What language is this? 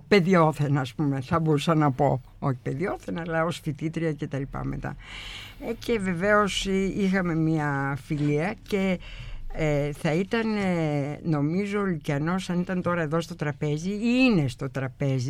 Greek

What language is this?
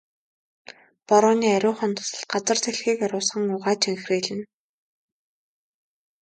Mongolian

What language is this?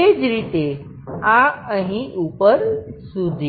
Gujarati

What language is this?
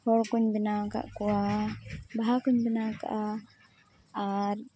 Santali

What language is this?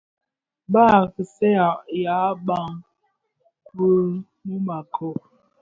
Bafia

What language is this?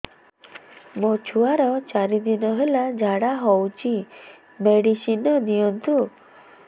Odia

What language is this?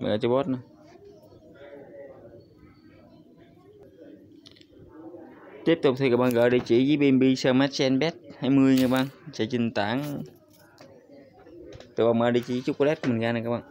Vietnamese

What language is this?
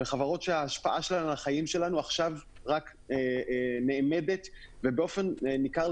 Hebrew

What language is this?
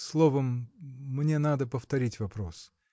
Russian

